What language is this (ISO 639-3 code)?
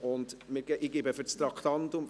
gsw